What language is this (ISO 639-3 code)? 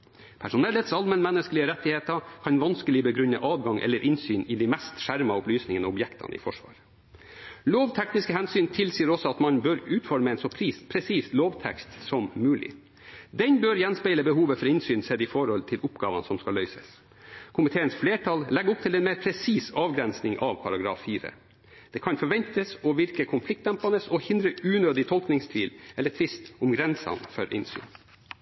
nob